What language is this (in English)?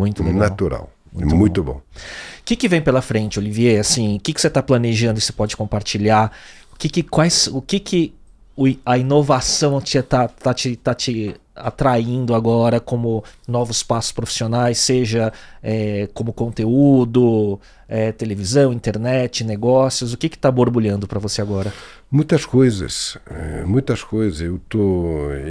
Portuguese